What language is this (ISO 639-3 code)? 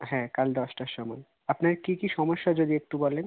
ben